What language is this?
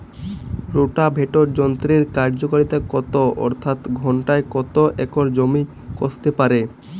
Bangla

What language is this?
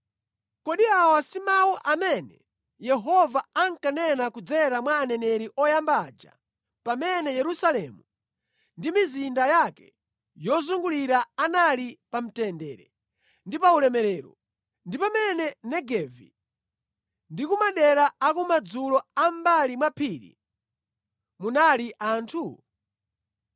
Nyanja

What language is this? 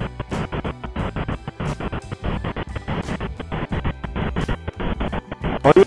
Indonesian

